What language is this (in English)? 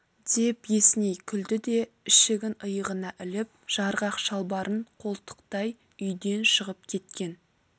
Kazakh